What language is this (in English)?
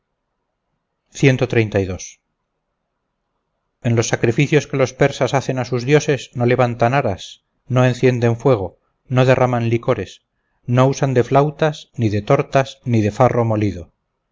Spanish